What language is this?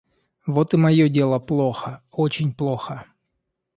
Russian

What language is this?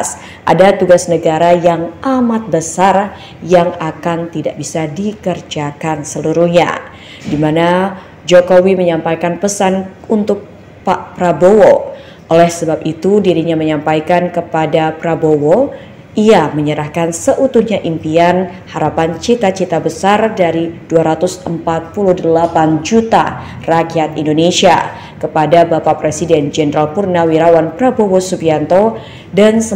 Indonesian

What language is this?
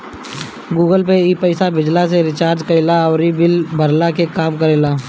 Bhojpuri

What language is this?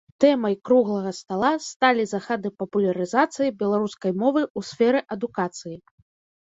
Belarusian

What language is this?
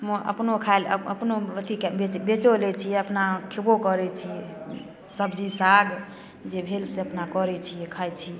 Maithili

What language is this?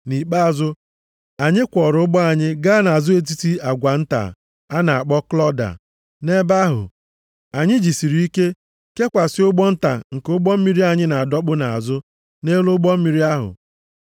Igbo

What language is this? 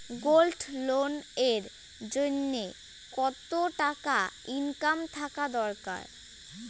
Bangla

